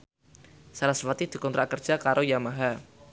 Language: Javanese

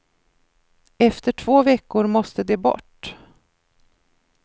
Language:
Swedish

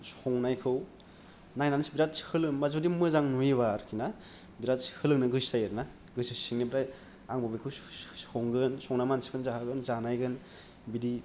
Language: Bodo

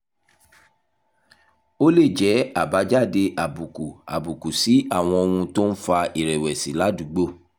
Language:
Yoruba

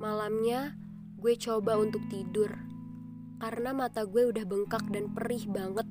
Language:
Indonesian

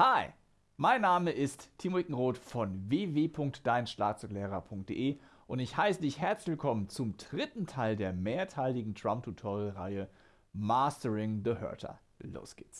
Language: German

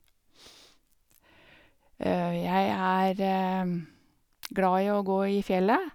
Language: Norwegian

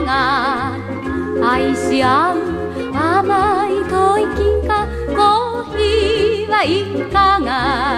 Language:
Korean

